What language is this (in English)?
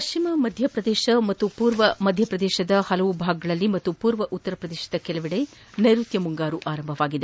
Kannada